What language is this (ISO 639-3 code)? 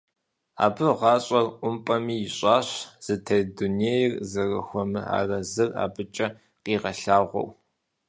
kbd